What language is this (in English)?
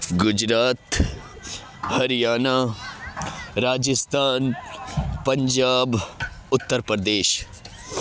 Urdu